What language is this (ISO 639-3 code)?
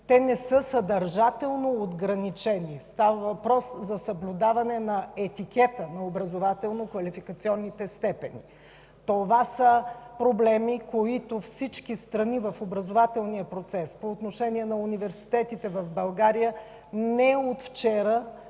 bul